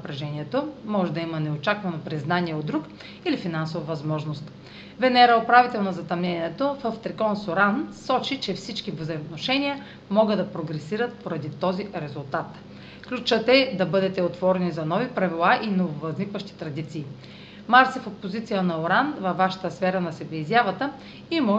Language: Bulgarian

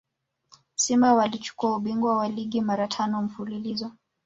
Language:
Swahili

